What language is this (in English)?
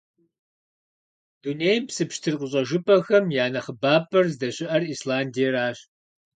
Kabardian